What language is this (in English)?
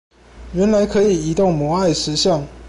Chinese